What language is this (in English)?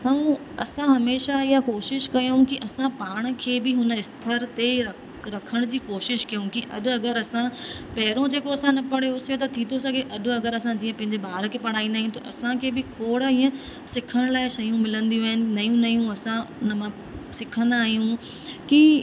Sindhi